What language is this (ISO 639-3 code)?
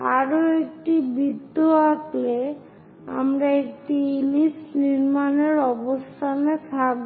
ben